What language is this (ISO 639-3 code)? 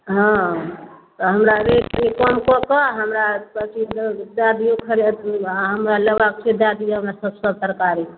mai